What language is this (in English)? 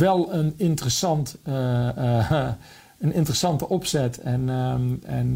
Dutch